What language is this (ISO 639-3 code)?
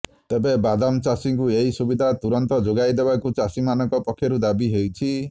ori